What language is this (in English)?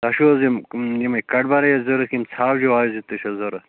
Kashmiri